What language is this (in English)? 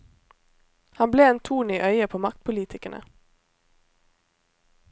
Norwegian